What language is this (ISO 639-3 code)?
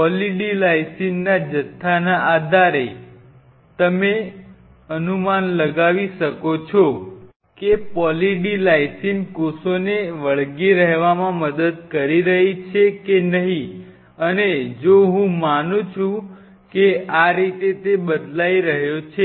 guj